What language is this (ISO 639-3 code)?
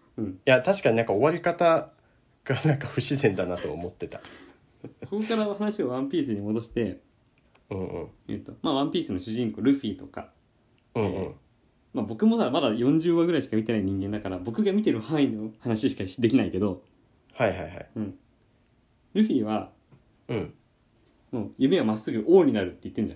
jpn